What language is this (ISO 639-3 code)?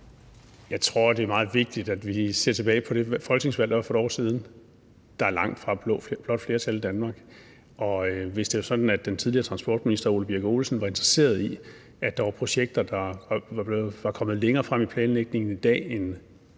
dan